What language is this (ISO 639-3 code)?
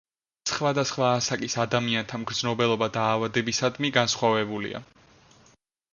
kat